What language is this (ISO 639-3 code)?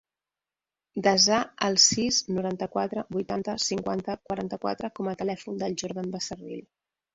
cat